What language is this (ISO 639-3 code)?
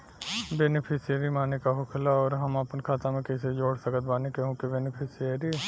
bho